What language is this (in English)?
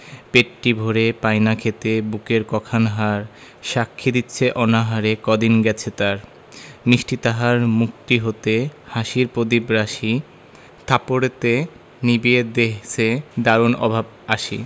Bangla